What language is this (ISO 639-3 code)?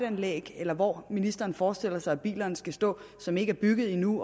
dan